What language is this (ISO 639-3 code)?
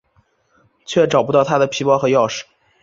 zho